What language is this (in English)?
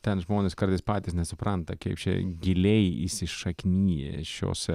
Lithuanian